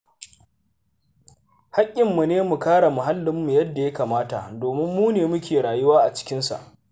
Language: Hausa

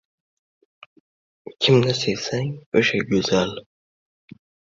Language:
Uzbek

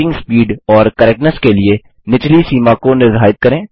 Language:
Hindi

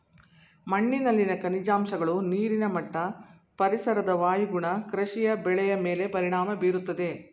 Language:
Kannada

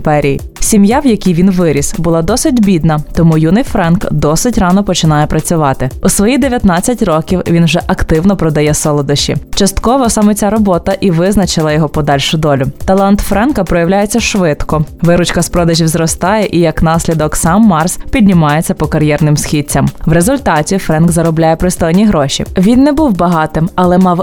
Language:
Ukrainian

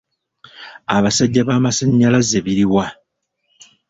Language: Ganda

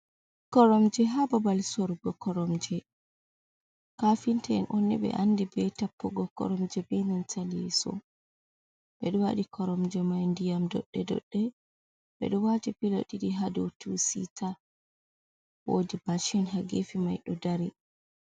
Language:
Fula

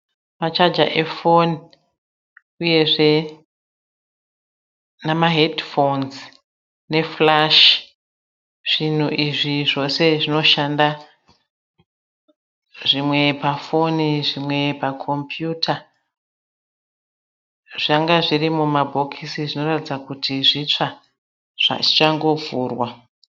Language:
Shona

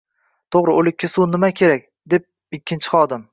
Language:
Uzbek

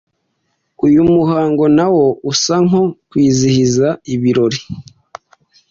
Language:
Kinyarwanda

